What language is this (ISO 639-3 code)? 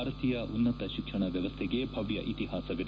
kan